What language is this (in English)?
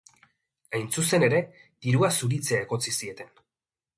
Basque